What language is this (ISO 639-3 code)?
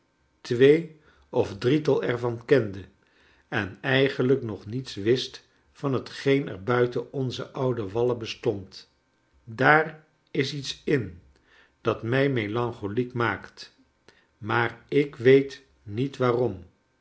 nld